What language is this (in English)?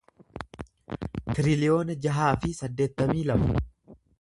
Oromo